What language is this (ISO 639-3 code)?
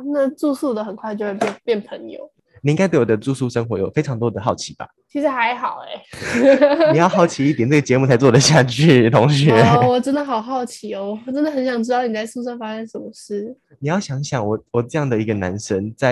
zho